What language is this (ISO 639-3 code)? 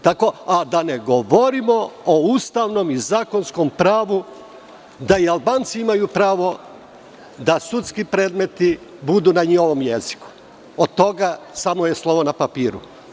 srp